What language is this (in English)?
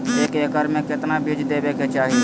Magahi